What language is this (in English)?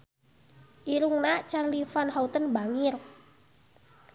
Sundanese